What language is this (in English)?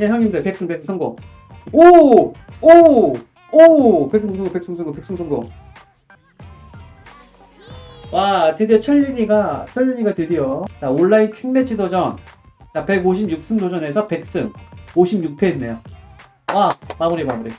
Korean